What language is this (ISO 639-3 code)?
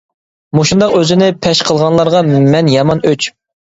uig